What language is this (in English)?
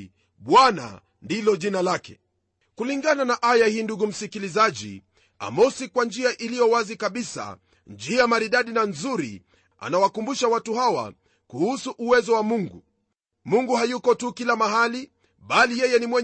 Swahili